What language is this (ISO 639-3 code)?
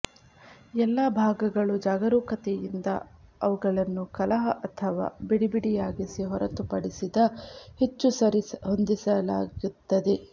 kan